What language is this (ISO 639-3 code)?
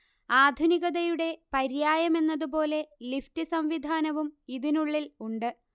mal